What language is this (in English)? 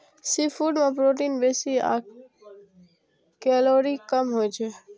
Maithili